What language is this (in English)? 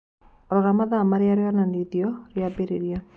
Kikuyu